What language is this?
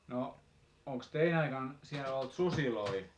Finnish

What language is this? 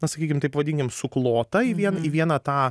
Lithuanian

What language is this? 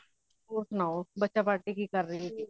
Punjabi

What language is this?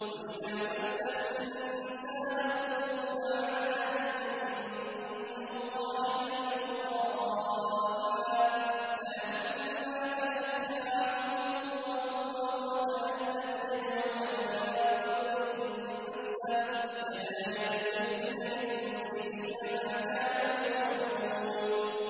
Arabic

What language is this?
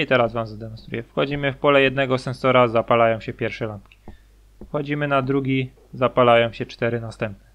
Polish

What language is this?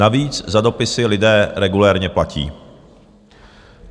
Czech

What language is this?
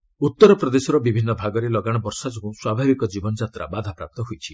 Odia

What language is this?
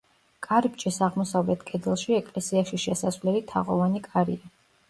Georgian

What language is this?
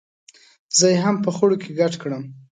Pashto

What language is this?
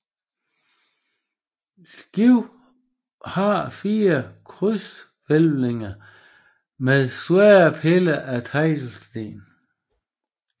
Danish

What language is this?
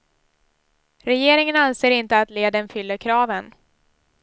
Swedish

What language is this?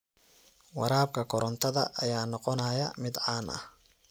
Somali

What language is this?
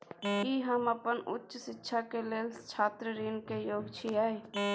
Maithili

